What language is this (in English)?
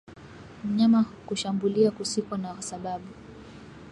Swahili